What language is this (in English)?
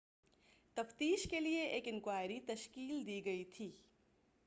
Urdu